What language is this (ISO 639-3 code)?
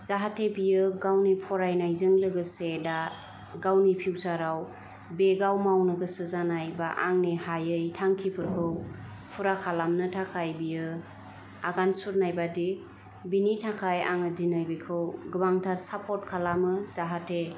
brx